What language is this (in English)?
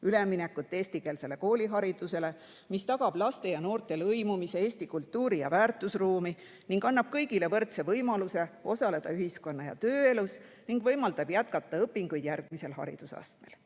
Estonian